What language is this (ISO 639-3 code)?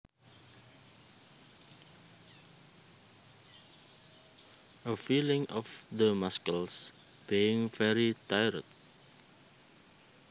jav